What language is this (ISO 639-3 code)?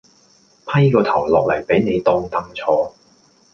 yue